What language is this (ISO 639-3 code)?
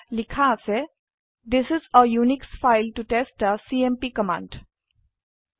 asm